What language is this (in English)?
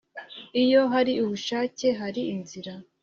Kinyarwanda